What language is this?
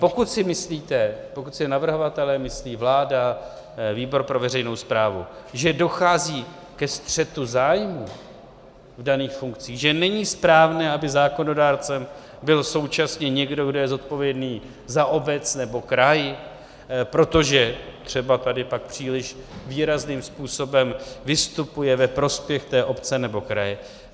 Czech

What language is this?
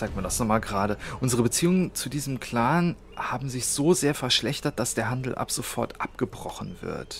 German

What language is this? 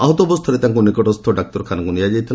Odia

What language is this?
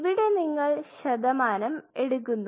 Malayalam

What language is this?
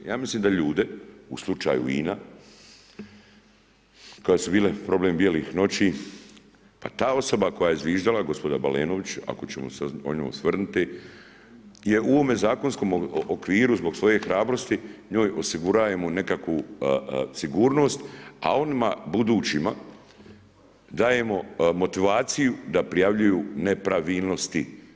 Croatian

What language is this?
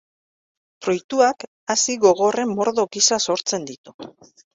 Basque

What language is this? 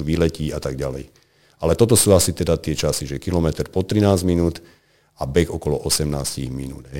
Slovak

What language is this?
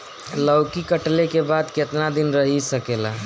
Bhojpuri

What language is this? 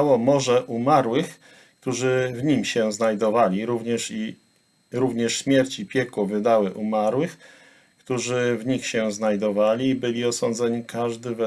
Polish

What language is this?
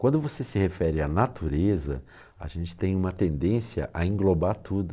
Portuguese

